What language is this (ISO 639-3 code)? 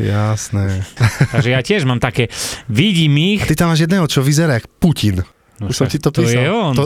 slk